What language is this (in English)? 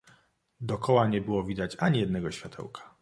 Polish